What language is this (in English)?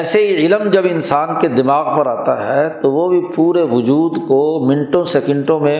Urdu